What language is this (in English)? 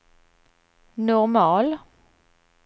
Swedish